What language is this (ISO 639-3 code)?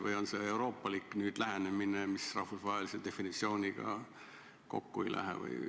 est